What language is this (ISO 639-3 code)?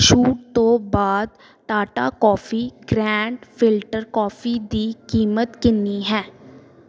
pan